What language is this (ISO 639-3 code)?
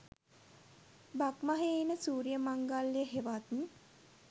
sin